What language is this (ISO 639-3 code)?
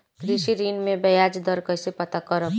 bho